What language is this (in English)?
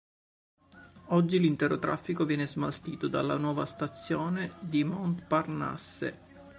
Italian